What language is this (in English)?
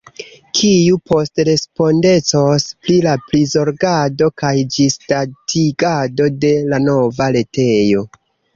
Esperanto